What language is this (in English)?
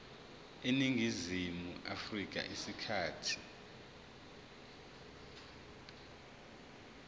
Zulu